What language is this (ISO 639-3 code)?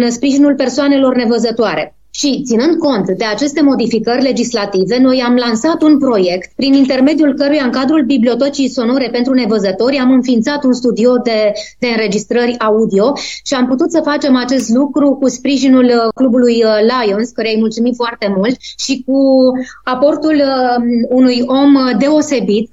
ron